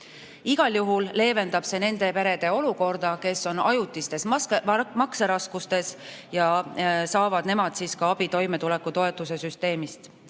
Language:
Estonian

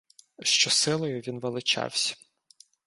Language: Ukrainian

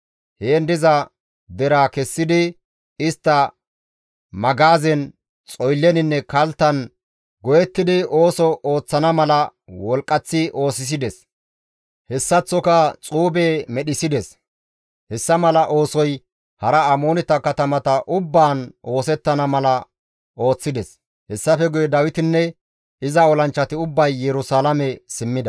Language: Gamo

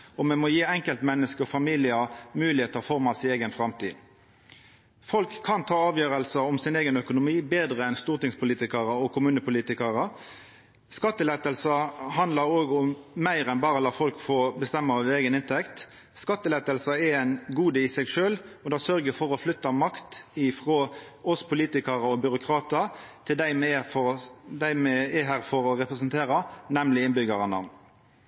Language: Norwegian Nynorsk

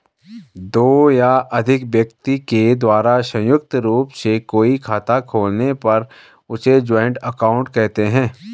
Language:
Hindi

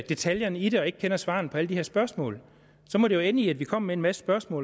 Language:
Danish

